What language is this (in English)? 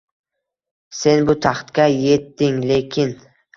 Uzbek